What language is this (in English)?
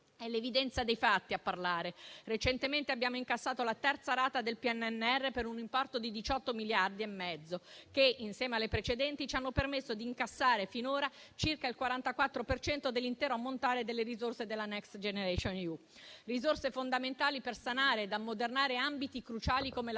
Italian